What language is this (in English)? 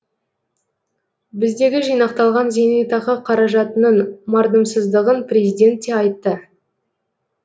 Kazakh